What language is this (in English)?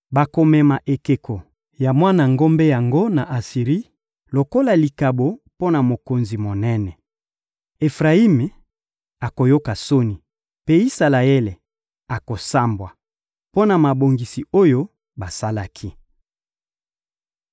Lingala